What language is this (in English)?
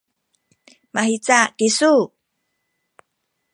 Sakizaya